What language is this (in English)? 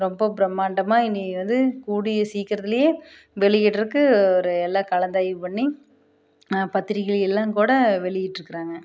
Tamil